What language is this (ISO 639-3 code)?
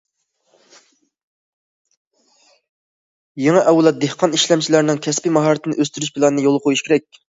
uig